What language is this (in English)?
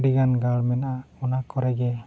Santali